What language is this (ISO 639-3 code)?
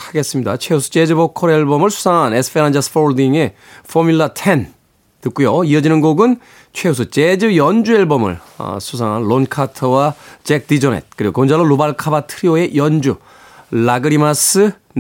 kor